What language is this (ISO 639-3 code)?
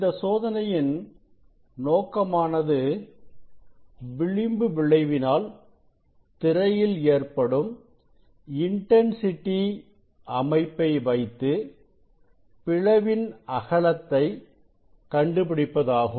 tam